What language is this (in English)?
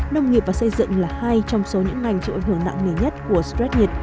Vietnamese